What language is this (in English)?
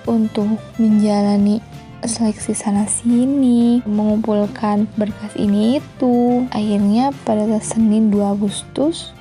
Indonesian